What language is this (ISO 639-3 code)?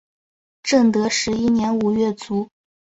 zho